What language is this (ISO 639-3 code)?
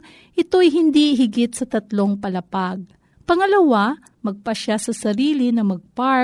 fil